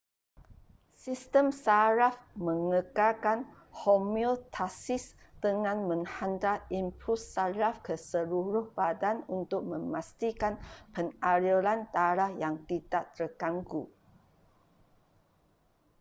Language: Malay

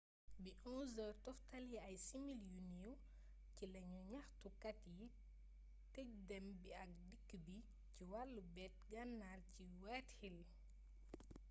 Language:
Wolof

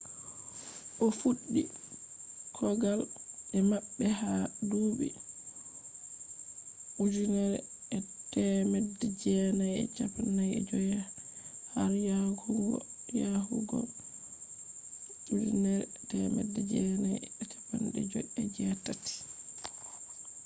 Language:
Fula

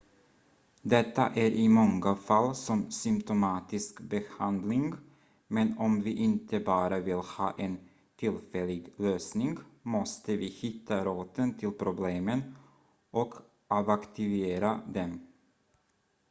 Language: Swedish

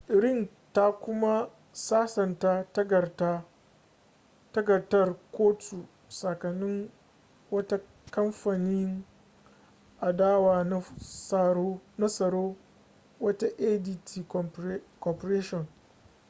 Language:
Hausa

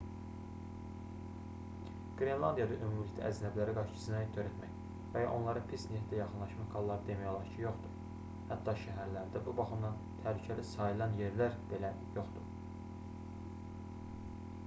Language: Azerbaijani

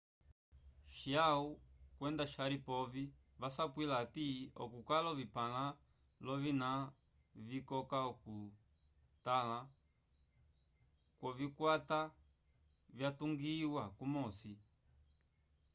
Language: Umbundu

